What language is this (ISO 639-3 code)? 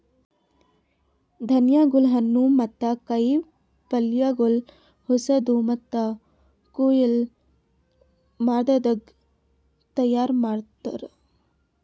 kan